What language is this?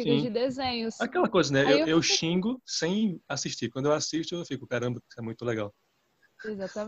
Portuguese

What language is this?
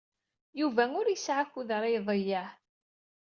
Kabyle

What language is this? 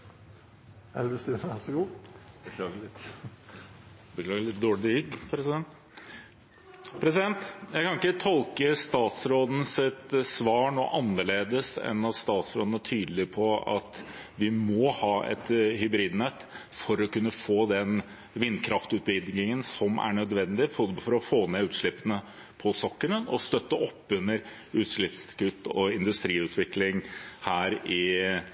Norwegian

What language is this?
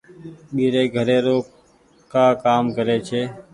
Goaria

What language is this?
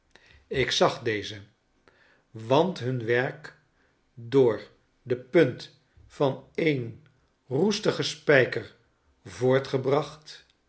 Dutch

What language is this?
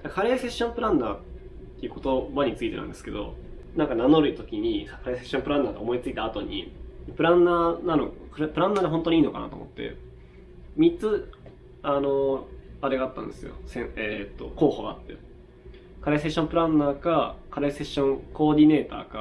Japanese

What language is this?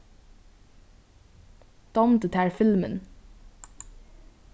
Faroese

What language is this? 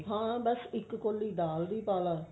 Punjabi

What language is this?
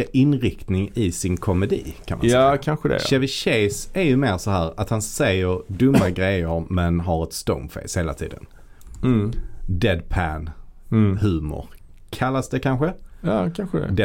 Swedish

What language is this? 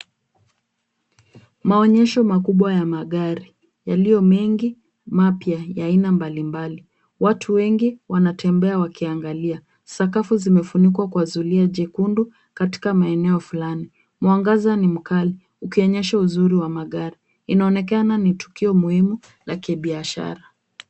Swahili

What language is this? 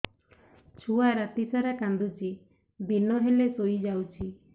Odia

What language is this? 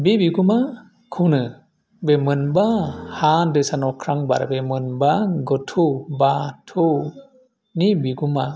Bodo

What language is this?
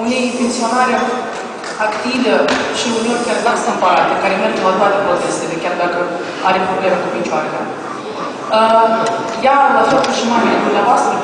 Romanian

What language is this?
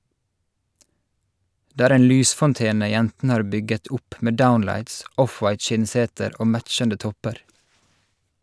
Norwegian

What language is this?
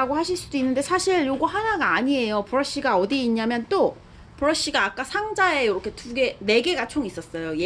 Korean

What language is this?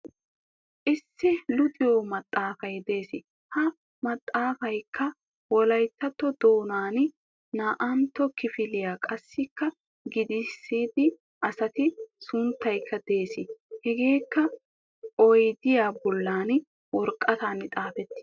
Wolaytta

